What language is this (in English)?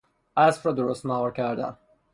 Persian